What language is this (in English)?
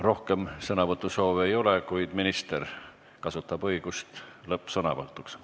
Estonian